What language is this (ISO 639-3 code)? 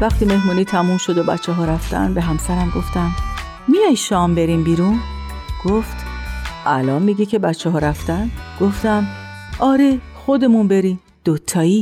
fas